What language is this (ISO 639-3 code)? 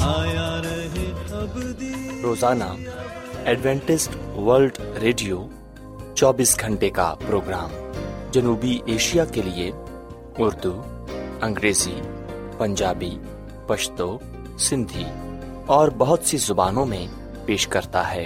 urd